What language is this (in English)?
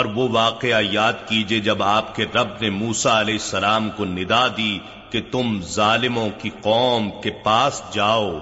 Urdu